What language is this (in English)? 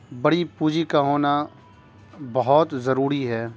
Urdu